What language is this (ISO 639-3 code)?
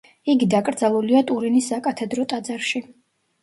kat